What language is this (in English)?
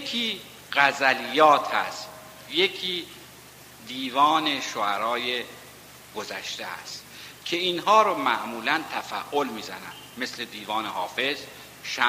Persian